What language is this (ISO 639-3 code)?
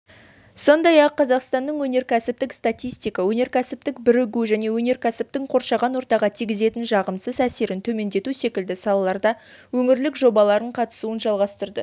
kaz